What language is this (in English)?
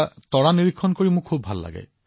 Assamese